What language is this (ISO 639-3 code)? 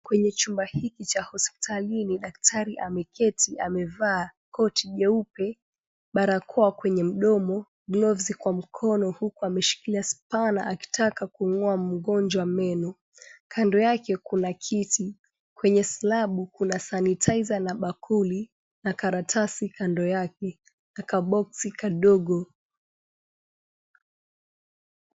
swa